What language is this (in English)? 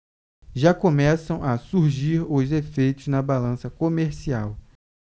Portuguese